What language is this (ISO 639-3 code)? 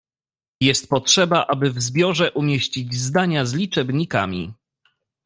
pol